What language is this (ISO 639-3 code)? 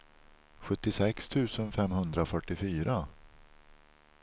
swe